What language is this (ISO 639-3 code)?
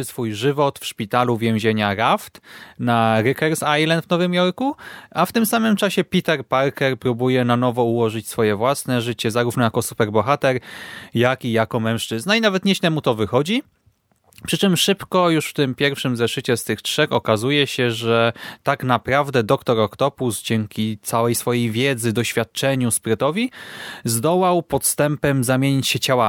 pol